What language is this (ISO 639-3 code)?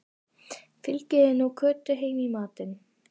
isl